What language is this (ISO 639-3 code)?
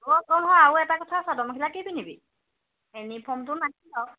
asm